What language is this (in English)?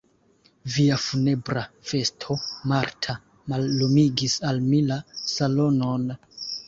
Esperanto